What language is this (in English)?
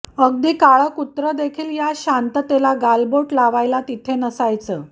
Marathi